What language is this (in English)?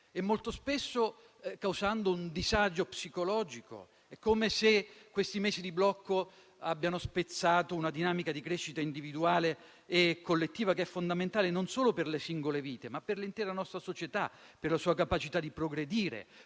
Italian